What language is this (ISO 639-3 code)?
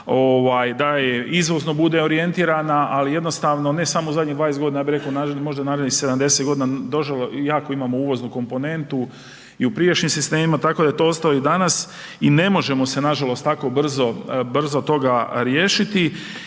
hrv